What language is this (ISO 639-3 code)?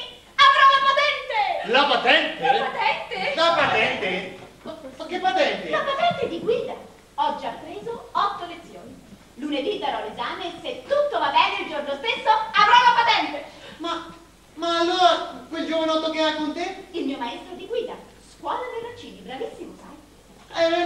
ita